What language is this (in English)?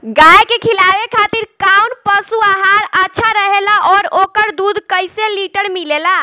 Bhojpuri